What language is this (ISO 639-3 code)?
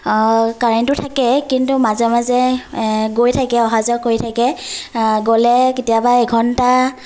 asm